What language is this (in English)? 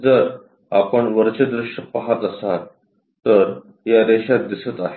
Marathi